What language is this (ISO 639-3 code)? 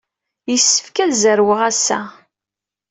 kab